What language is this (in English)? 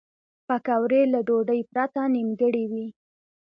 Pashto